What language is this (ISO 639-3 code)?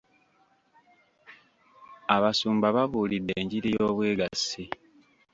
lug